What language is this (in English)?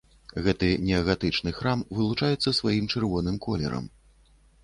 Belarusian